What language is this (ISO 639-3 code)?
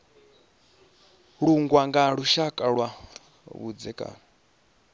ven